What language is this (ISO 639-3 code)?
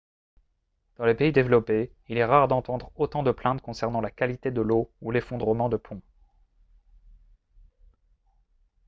fra